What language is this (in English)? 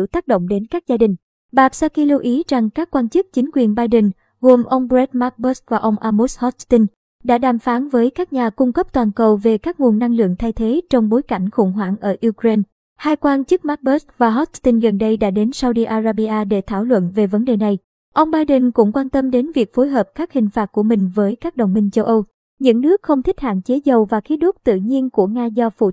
Vietnamese